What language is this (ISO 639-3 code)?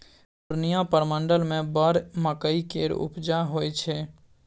mai